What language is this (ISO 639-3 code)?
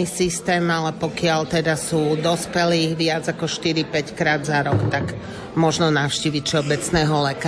slk